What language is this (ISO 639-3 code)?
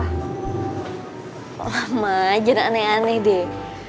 ind